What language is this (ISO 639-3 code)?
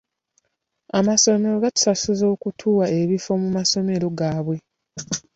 lug